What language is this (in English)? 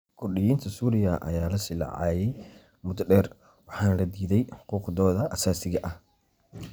Somali